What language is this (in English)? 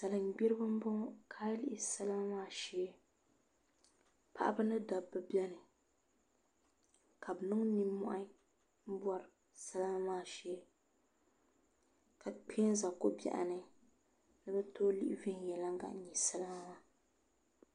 Dagbani